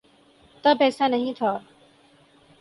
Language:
Urdu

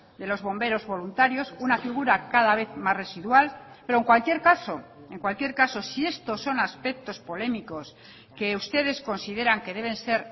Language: Spanish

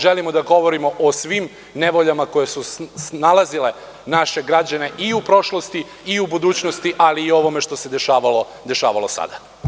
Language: Serbian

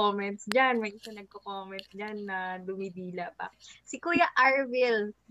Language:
Filipino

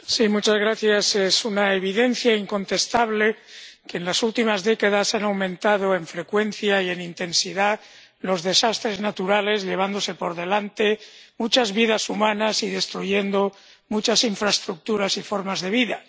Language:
Spanish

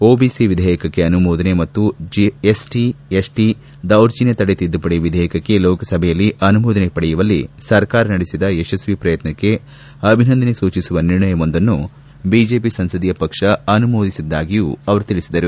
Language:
Kannada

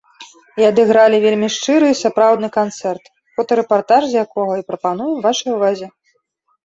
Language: Belarusian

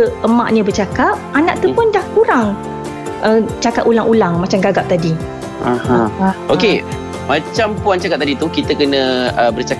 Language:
Malay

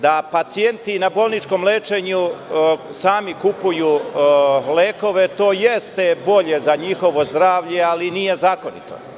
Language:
Serbian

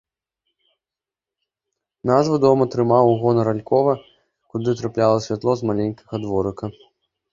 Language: Belarusian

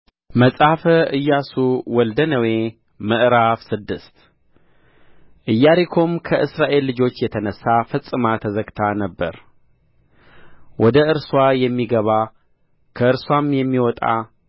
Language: Amharic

